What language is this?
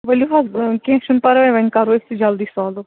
Kashmiri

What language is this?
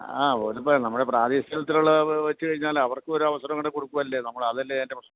Malayalam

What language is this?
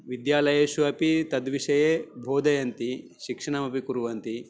Sanskrit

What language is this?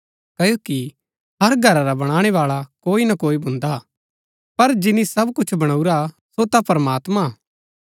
Gaddi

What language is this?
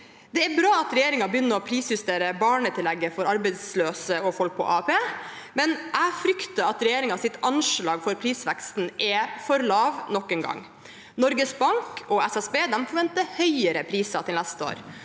Norwegian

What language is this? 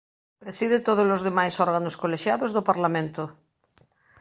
Galician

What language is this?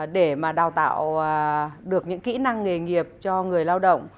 Vietnamese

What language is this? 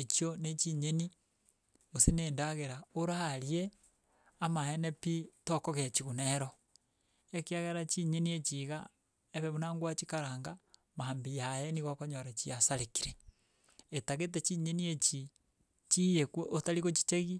Gusii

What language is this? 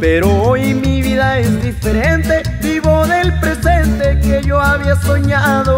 Spanish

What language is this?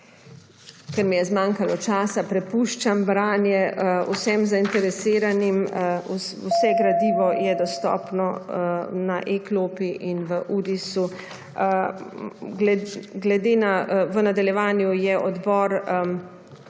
Slovenian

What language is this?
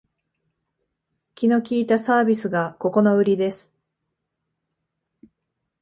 Japanese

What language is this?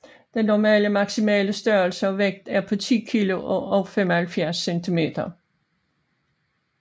Danish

